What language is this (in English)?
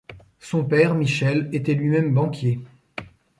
French